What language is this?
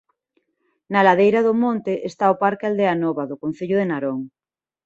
Galician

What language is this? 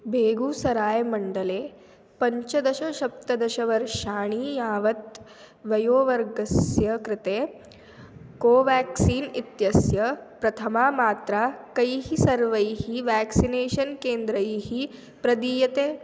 Sanskrit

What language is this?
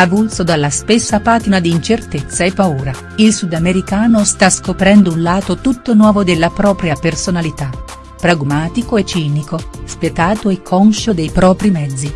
Italian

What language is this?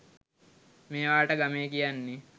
Sinhala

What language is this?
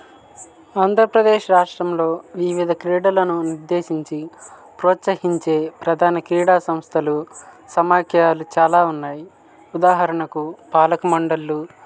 Telugu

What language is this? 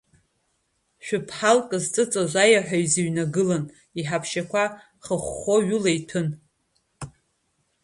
Abkhazian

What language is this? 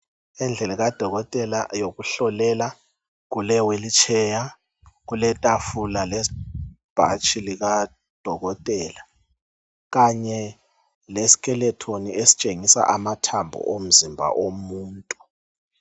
North Ndebele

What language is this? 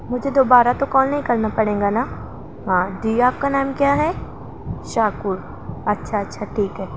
Urdu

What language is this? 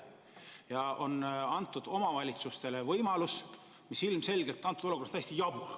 Estonian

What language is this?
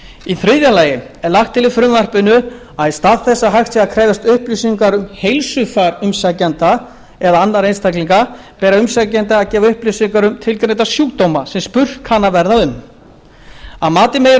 Icelandic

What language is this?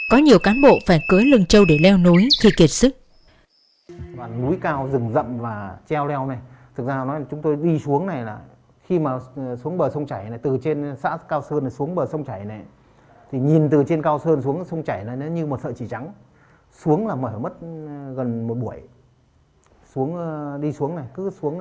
Vietnamese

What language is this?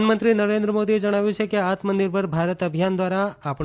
Gujarati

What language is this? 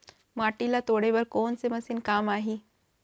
Chhattisgarhi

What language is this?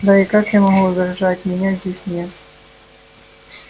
Russian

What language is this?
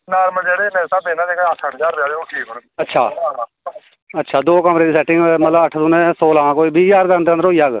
Dogri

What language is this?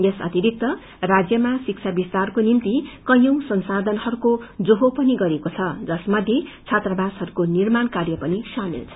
Nepali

